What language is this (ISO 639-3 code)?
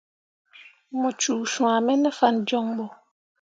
mua